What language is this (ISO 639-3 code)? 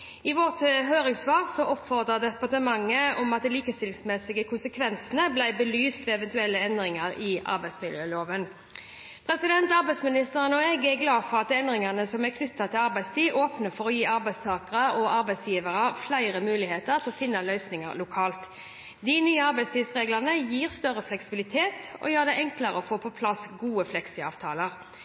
nob